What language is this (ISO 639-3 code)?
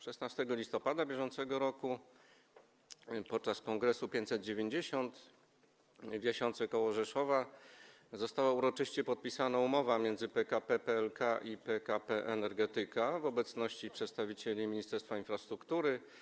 pol